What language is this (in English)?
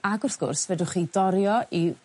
Welsh